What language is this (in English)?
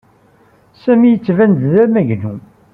Kabyle